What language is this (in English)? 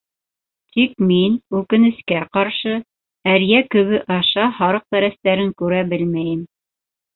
Bashkir